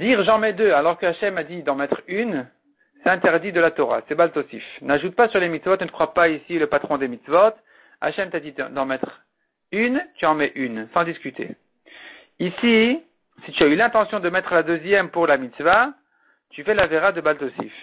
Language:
French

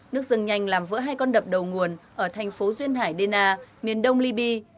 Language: Vietnamese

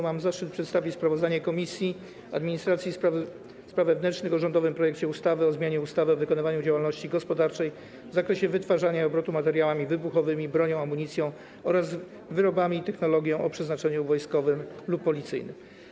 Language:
Polish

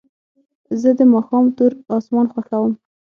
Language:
Pashto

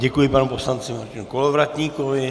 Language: Czech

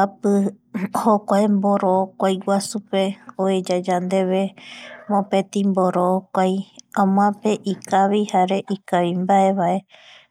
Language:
Eastern Bolivian Guaraní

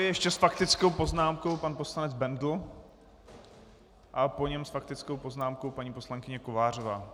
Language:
Czech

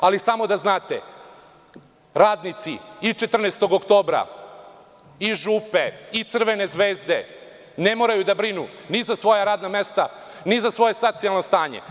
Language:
Serbian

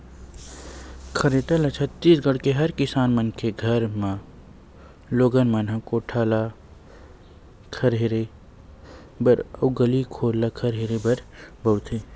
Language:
Chhattisgarhi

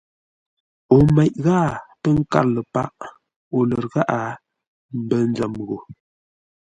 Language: Ngombale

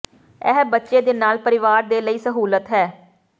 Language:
Punjabi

